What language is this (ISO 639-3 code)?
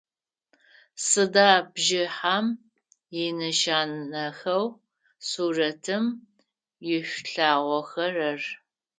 ady